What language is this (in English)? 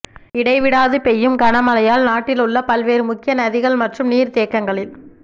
Tamil